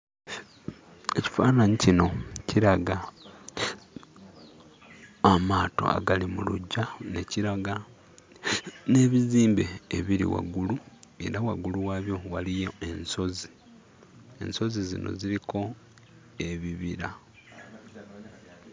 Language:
Ganda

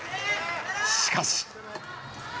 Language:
Japanese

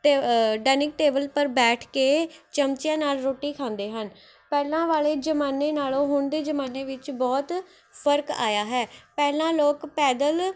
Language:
Punjabi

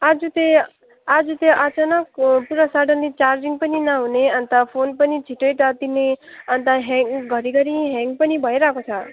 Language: Nepali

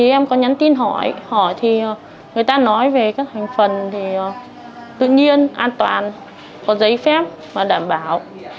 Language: Vietnamese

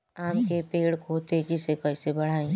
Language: Bhojpuri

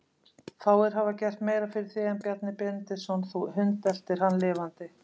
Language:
Icelandic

